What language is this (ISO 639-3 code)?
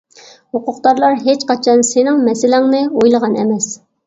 uig